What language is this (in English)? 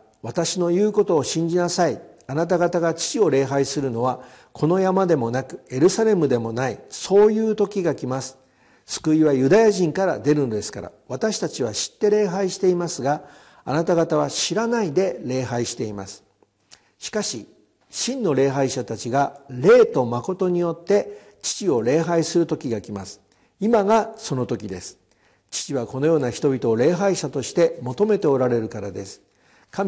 Japanese